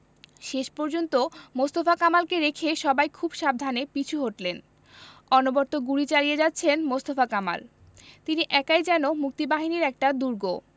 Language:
Bangla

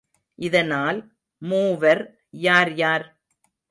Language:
Tamil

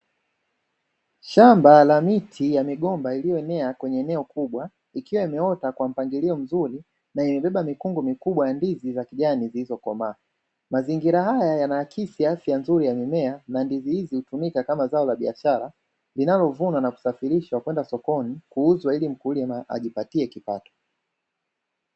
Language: Swahili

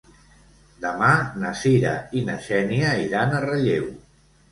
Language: Catalan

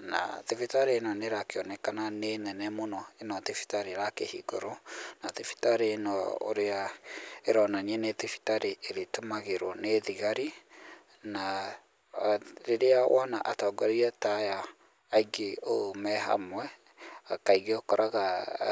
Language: Kikuyu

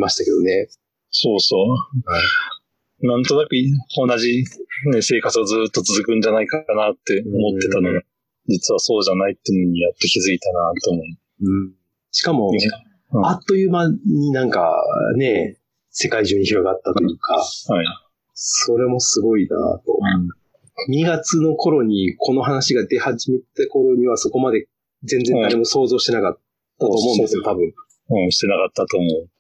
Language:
Japanese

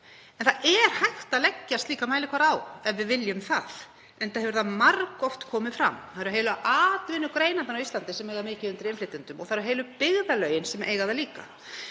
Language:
Icelandic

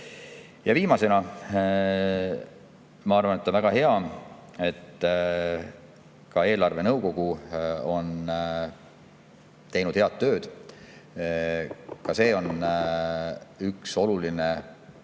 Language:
Estonian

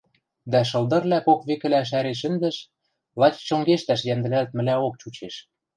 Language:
Western Mari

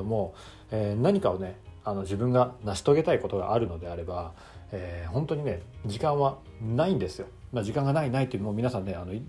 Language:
Japanese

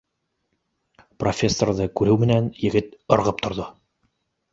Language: Bashkir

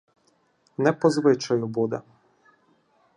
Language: Ukrainian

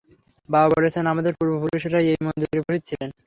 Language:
Bangla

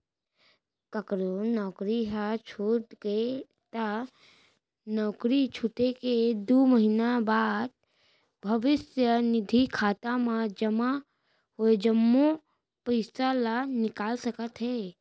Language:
Chhattisgarhi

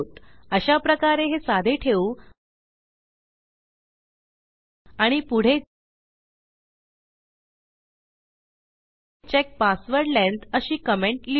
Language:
Marathi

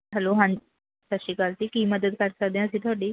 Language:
Punjabi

